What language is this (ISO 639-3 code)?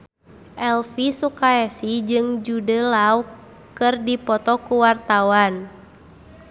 sun